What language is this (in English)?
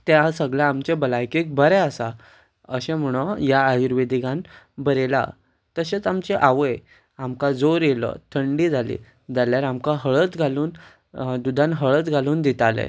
Konkani